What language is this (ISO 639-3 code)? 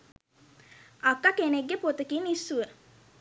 sin